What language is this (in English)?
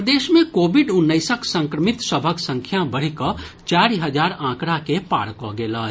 Maithili